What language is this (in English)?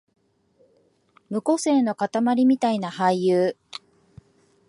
Japanese